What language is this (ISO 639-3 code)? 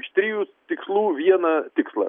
lit